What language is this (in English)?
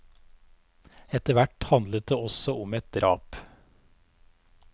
Norwegian